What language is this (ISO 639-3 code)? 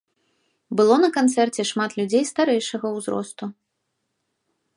bel